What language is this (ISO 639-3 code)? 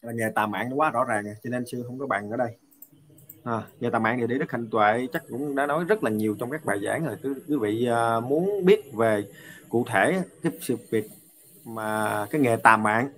vie